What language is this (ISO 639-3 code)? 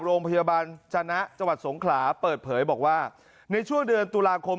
tha